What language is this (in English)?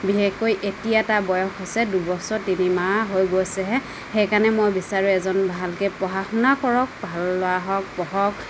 Assamese